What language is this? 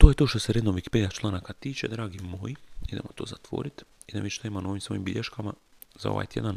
Croatian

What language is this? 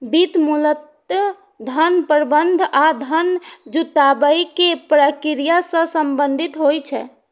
Maithili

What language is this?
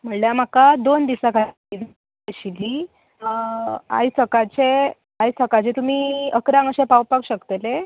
Konkani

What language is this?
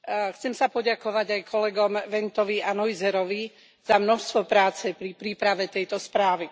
Slovak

